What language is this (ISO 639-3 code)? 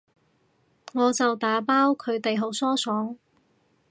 yue